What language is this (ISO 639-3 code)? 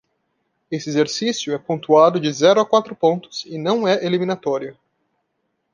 por